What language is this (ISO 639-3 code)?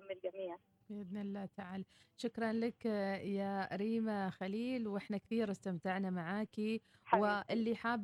ara